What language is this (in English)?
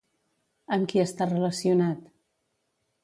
Catalan